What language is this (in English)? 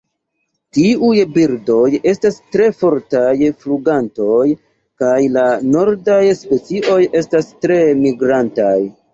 Esperanto